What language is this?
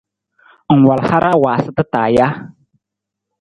Nawdm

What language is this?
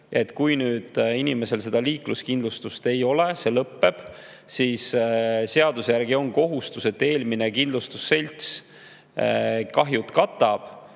Estonian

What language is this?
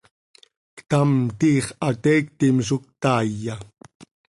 Seri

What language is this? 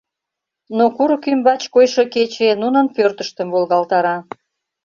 Mari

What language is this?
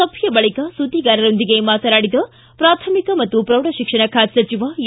Kannada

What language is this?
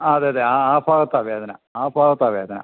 Malayalam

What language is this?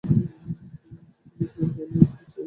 Bangla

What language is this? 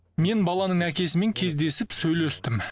Kazakh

